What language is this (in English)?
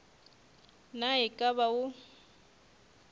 Northern Sotho